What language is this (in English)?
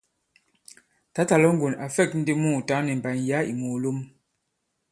Bankon